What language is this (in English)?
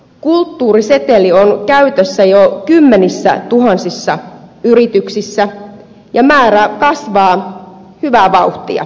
Finnish